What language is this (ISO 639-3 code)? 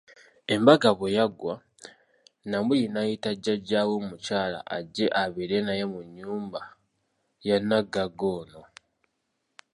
lug